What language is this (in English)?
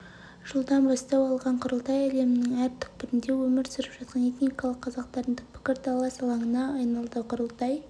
Kazakh